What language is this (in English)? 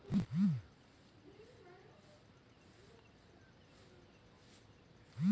Bangla